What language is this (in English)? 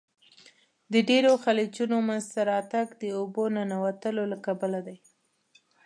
Pashto